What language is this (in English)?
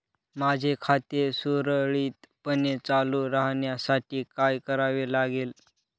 Marathi